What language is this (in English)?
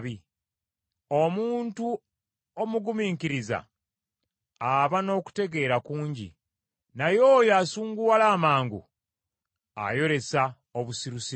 Ganda